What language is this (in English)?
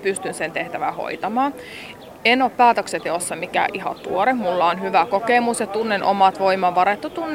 Finnish